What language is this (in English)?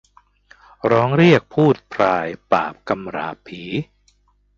Thai